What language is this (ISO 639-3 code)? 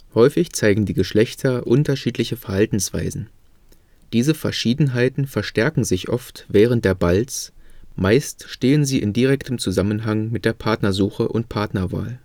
deu